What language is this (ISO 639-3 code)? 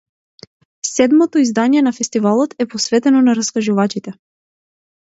mkd